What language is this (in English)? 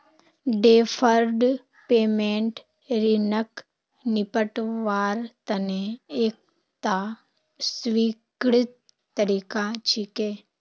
Magahi